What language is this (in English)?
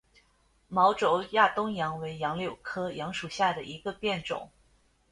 Chinese